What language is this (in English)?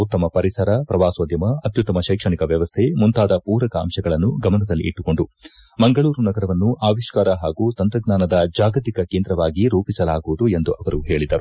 Kannada